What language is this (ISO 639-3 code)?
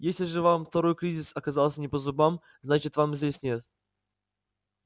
rus